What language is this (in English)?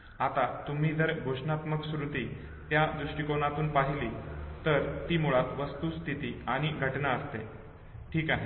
Marathi